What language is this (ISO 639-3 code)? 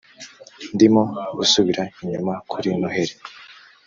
kin